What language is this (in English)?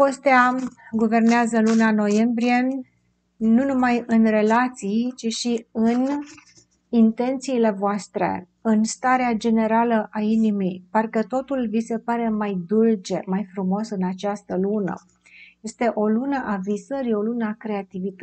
Romanian